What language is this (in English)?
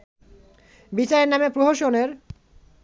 Bangla